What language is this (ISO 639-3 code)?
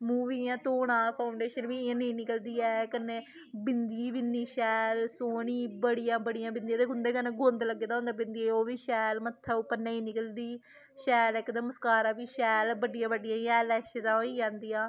doi